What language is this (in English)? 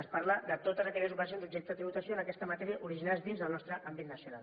Catalan